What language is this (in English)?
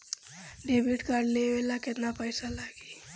Bhojpuri